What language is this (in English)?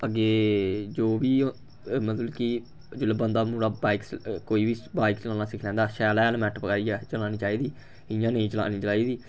Dogri